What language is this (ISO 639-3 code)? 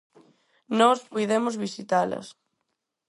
glg